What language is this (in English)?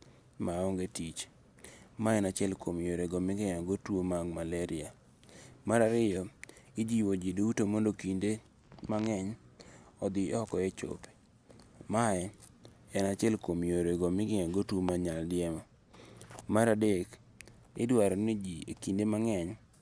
Luo (Kenya and Tanzania)